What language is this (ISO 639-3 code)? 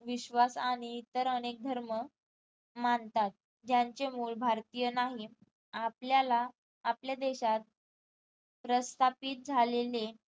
mar